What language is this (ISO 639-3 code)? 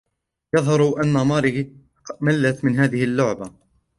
ara